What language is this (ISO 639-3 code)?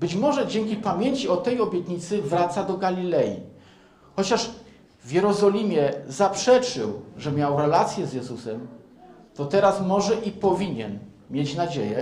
pol